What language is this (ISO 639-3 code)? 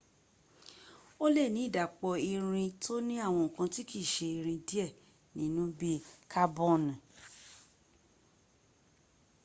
yor